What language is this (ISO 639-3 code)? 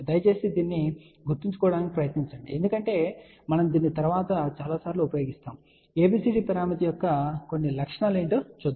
tel